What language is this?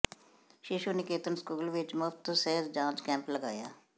Punjabi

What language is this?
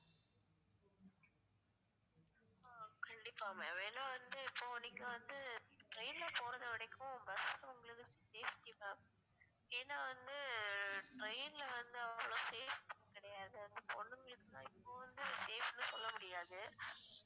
Tamil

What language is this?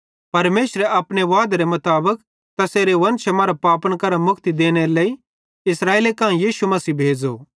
Bhadrawahi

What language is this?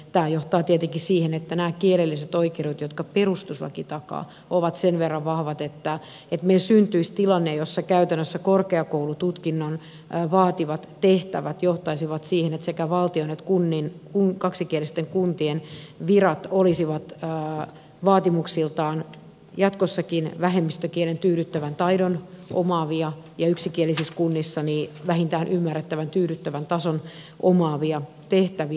Finnish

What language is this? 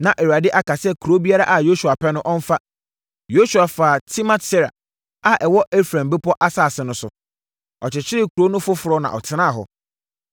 Akan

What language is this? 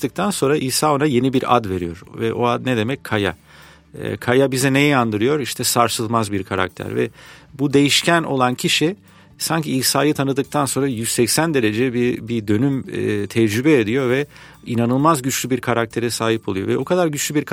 Turkish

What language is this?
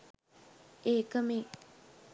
Sinhala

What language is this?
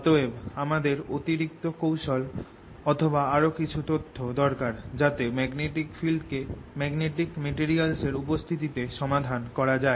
Bangla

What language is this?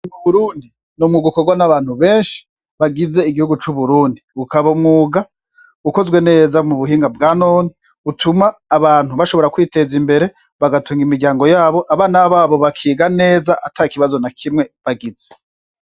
Rundi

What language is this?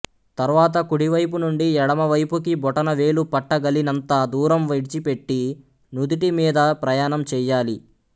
Telugu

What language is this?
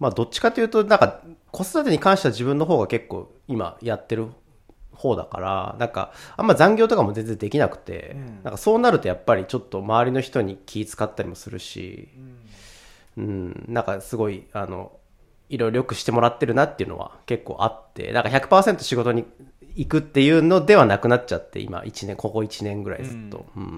Japanese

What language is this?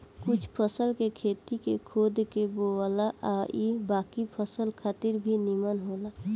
Bhojpuri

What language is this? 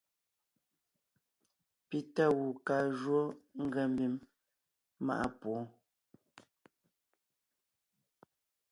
Ngiemboon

